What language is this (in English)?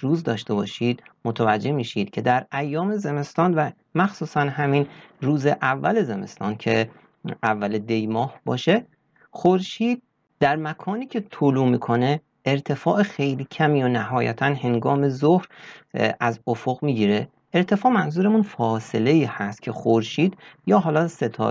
Persian